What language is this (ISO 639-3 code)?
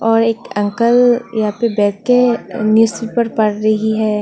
hin